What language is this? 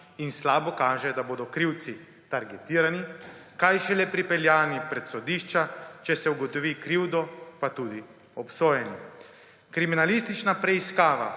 Slovenian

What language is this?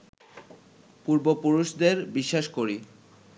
Bangla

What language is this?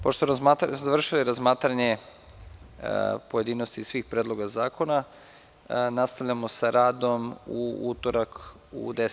Serbian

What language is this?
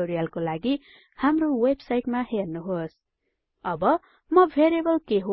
Nepali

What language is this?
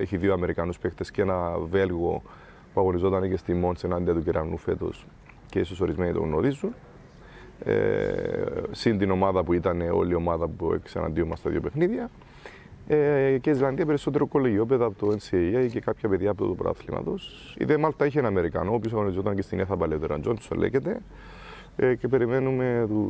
Greek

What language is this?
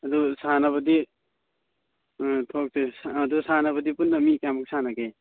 Manipuri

